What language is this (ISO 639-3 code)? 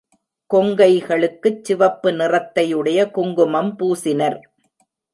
tam